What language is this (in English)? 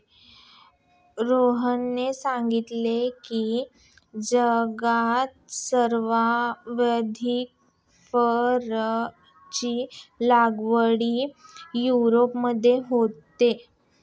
Marathi